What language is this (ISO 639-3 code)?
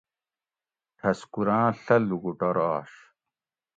gwc